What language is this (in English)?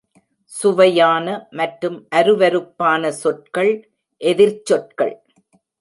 Tamil